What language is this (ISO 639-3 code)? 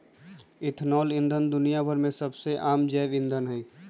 mag